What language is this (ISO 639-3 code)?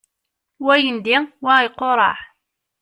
kab